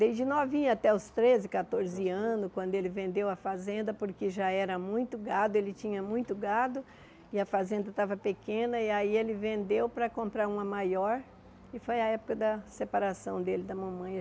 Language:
Portuguese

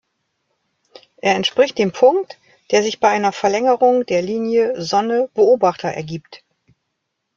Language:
German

